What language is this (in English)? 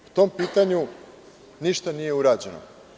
Serbian